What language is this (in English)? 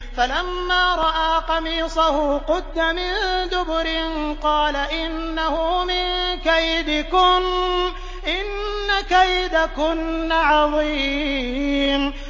Arabic